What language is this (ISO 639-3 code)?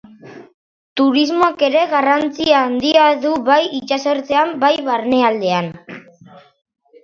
eus